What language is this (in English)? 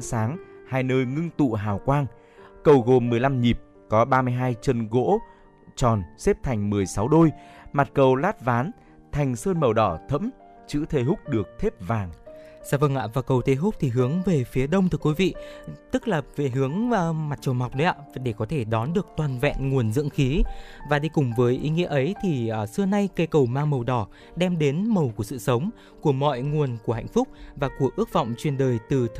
Vietnamese